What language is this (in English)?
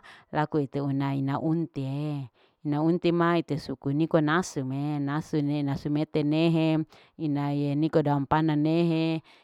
Larike-Wakasihu